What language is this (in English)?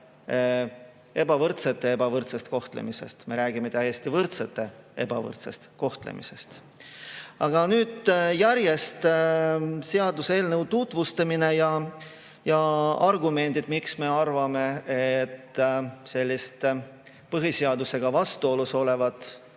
Estonian